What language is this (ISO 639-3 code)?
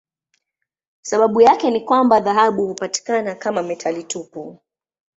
swa